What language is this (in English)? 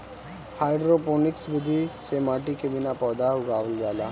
Bhojpuri